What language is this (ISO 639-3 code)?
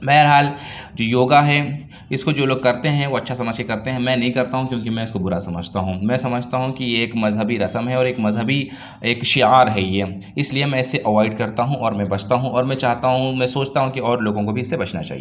urd